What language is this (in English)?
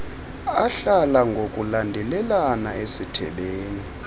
Xhosa